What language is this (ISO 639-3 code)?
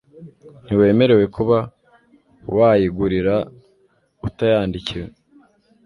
kin